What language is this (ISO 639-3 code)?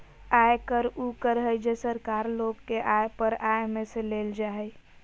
mag